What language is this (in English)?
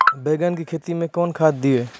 Maithili